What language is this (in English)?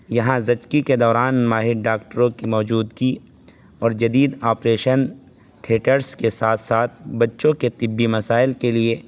Urdu